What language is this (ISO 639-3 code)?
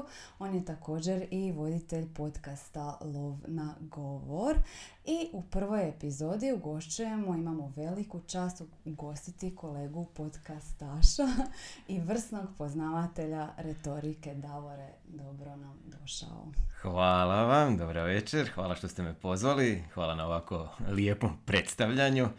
hrv